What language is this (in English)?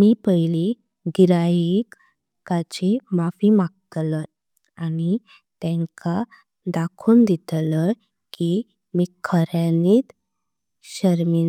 Konkani